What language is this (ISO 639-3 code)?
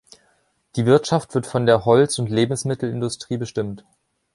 deu